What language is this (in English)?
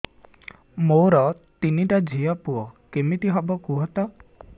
Odia